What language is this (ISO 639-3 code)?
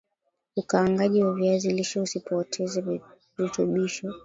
swa